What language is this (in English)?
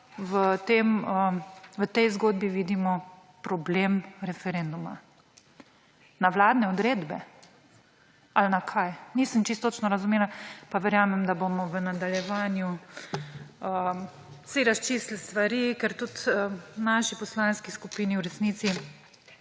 Slovenian